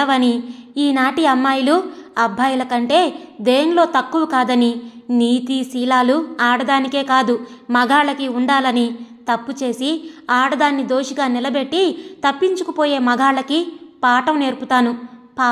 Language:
Telugu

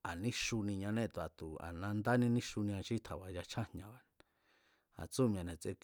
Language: Mazatlán Mazatec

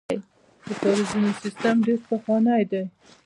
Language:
Pashto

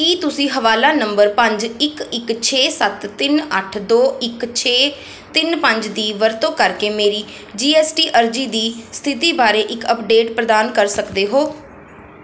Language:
Punjabi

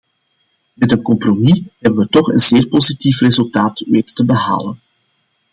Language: Dutch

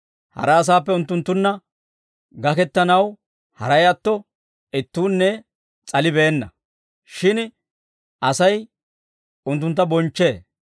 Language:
Dawro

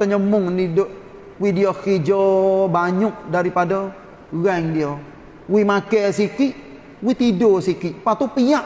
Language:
Malay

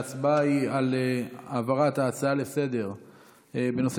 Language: Hebrew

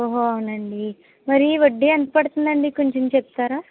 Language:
Telugu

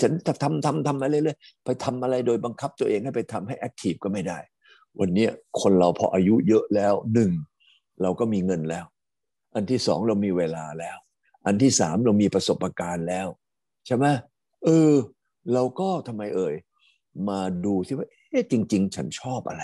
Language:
Thai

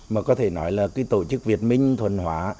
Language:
Vietnamese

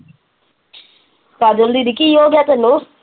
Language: Punjabi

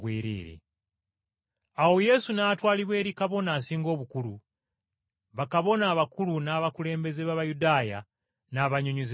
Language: Ganda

